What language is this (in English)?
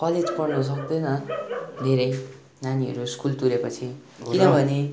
Nepali